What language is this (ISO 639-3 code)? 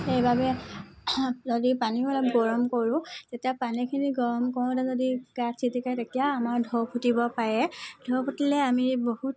asm